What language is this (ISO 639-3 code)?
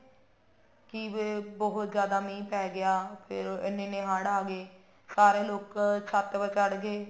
pan